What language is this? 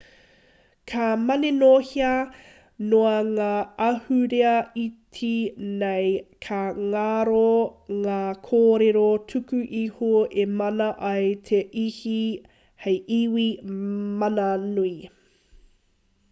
Māori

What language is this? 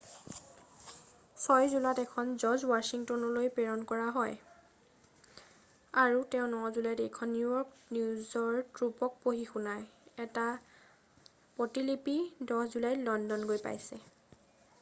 Assamese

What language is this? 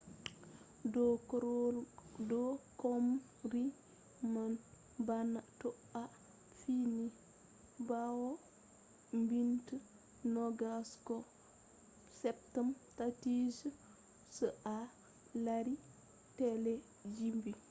Fula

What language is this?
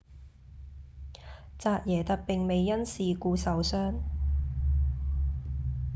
Cantonese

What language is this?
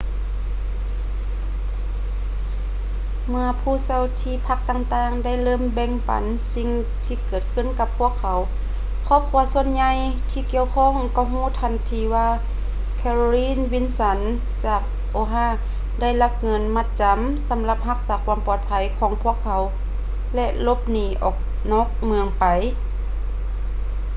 Lao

